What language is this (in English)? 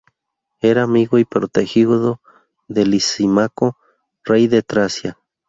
Spanish